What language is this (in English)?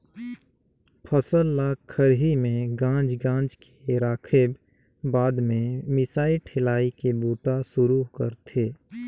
Chhattisgarhi